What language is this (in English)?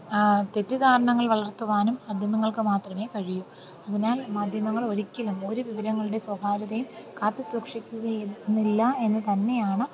Malayalam